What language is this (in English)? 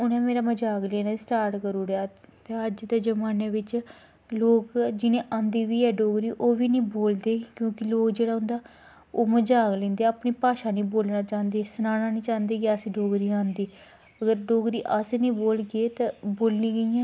Dogri